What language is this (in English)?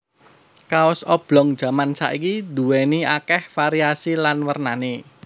Javanese